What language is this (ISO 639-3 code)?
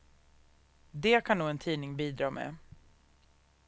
swe